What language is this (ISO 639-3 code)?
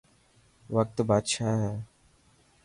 mki